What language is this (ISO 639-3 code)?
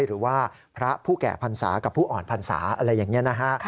tha